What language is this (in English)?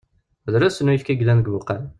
Kabyle